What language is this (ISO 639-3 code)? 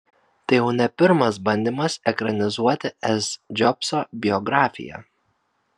lit